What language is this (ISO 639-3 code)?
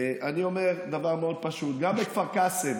heb